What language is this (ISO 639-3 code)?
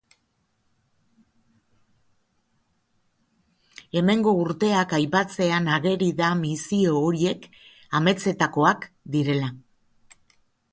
eus